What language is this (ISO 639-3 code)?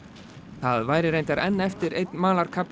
isl